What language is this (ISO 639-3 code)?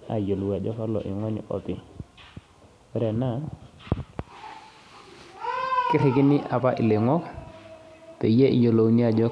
mas